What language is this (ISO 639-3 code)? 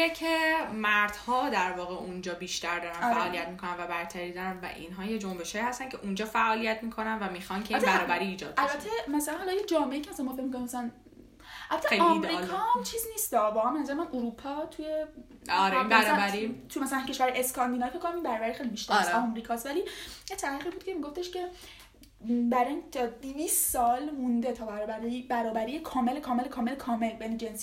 fas